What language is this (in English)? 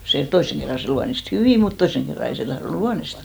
Finnish